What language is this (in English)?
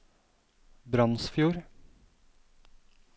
Norwegian